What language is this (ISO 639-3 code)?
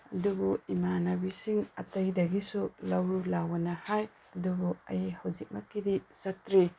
mni